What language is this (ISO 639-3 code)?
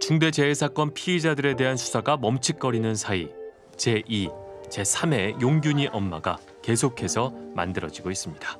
kor